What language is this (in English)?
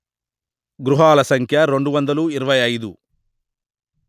Telugu